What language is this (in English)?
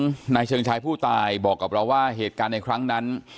Thai